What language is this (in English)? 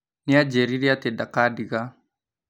Kikuyu